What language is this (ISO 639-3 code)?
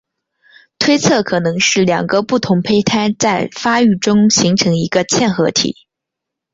zho